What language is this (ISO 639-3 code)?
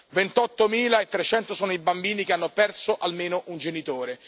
ita